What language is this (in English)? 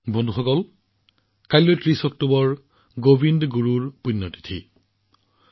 Assamese